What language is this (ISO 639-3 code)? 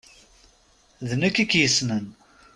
kab